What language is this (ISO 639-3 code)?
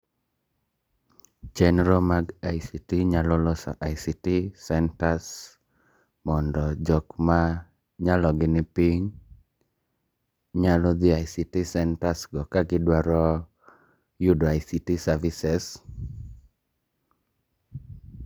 luo